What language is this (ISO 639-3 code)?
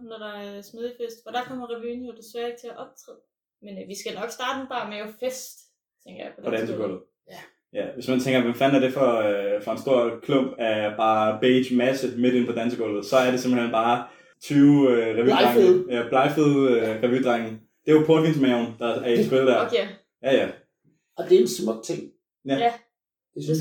dan